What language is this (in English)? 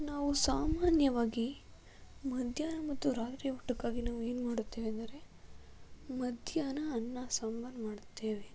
Kannada